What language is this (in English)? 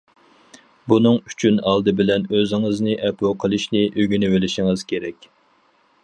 Uyghur